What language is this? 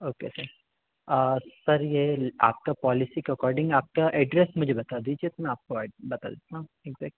Hindi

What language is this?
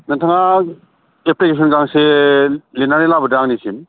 Bodo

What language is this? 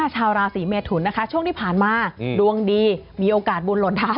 Thai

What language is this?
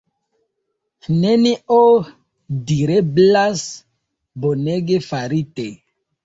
Esperanto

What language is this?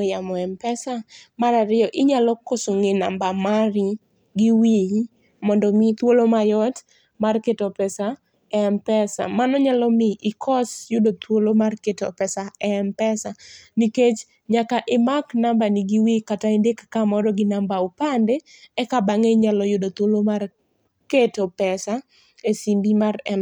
Luo (Kenya and Tanzania)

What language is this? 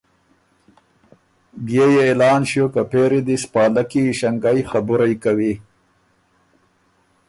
Ormuri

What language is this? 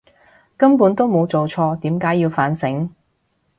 Cantonese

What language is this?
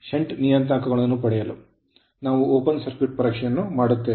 Kannada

